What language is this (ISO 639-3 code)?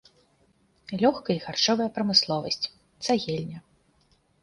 bel